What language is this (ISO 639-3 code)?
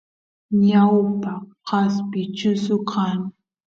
qus